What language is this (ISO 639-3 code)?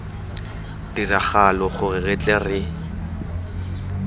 tsn